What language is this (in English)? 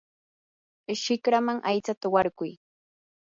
Yanahuanca Pasco Quechua